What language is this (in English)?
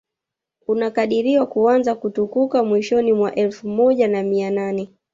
Swahili